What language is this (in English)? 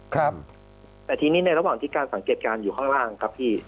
Thai